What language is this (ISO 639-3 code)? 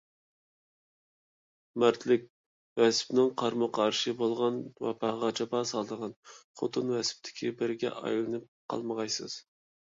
uig